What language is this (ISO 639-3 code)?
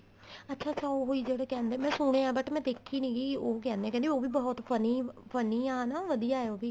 pan